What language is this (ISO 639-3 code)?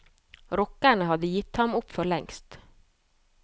nor